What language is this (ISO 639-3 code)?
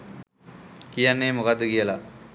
sin